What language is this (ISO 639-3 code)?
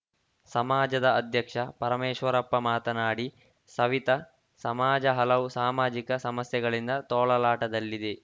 kan